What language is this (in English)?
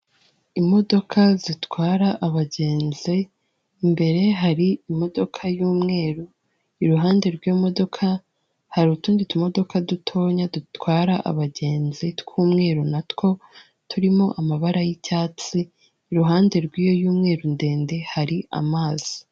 Kinyarwanda